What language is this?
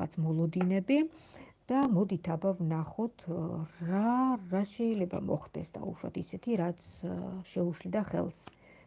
Georgian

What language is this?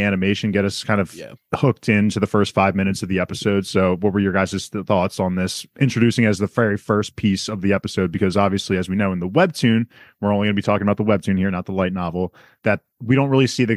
English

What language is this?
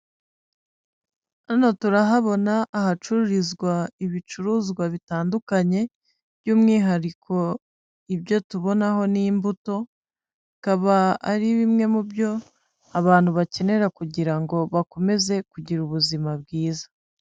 Kinyarwanda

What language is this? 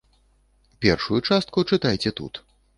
Belarusian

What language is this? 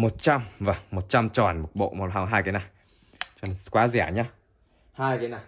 Vietnamese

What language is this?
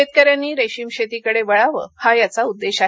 Marathi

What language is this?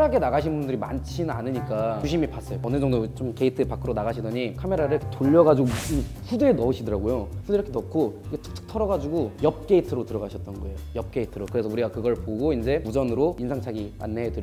Korean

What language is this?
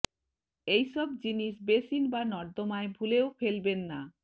Bangla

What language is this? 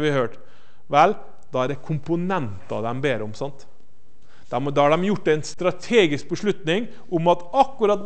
Norwegian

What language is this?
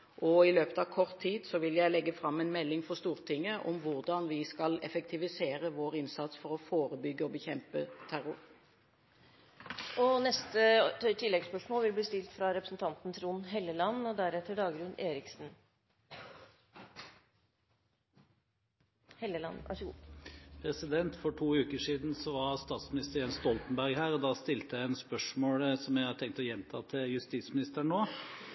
Norwegian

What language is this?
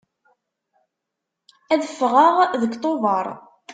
Kabyle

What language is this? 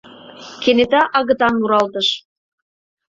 Mari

